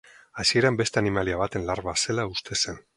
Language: Basque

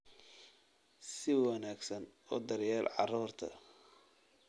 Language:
Somali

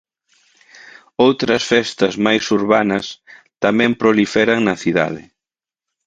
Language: Galician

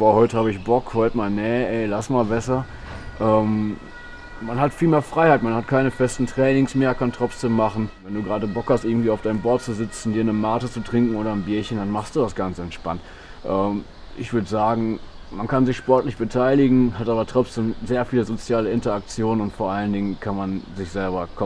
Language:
German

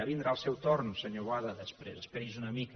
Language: Catalan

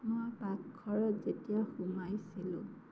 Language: Assamese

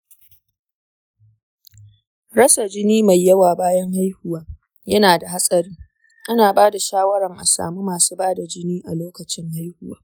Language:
Hausa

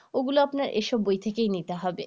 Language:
Bangla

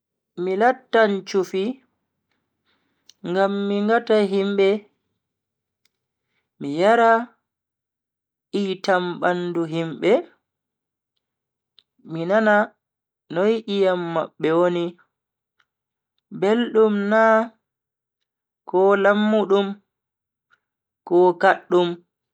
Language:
Bagirmi Fulfulde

